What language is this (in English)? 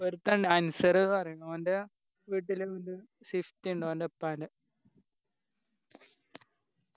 Malayalam